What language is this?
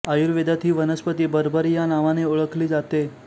Marathi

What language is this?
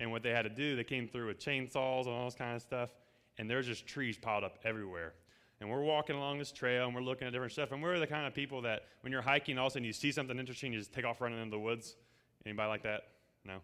English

